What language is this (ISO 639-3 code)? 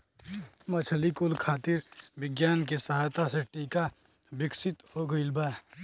bho